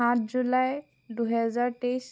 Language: Assamese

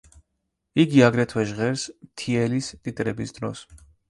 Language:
Georgian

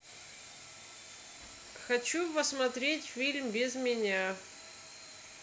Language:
Russian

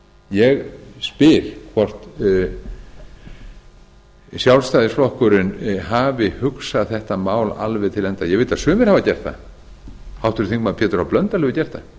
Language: Icelandic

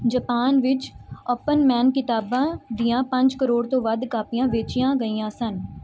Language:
Punjabi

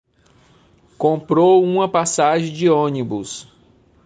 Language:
Portuguese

